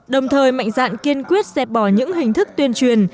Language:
Vietnamese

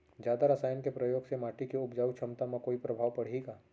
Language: Chhattisgarhi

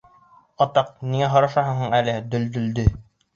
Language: Bashkir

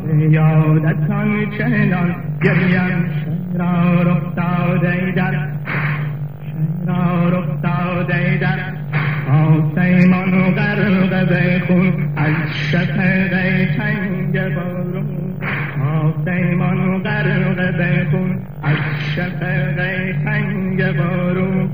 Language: Persian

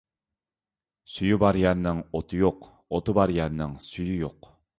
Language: Uyghur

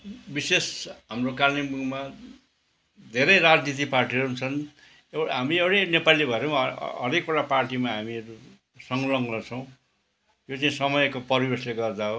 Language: Nepali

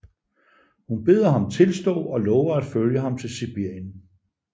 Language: Danish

